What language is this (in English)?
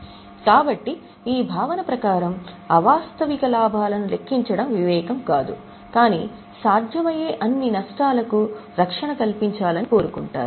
Telugu